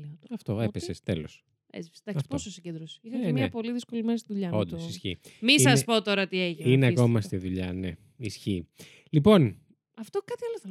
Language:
Greek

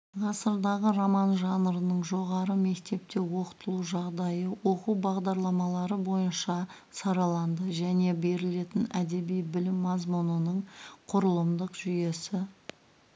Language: Kazakh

